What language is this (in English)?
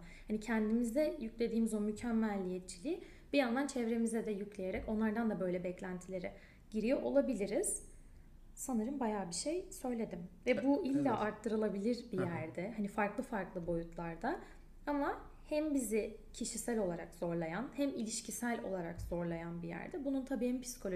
Turkish